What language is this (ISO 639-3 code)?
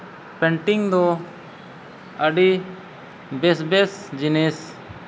sat